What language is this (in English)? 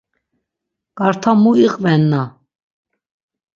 Laz